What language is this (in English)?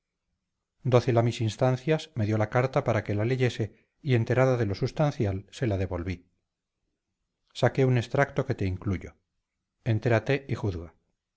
Spanish